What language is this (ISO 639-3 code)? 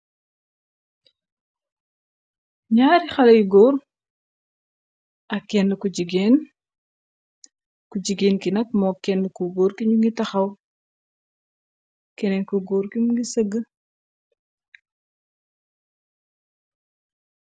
wol